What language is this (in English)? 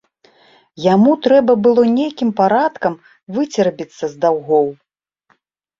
Belarusian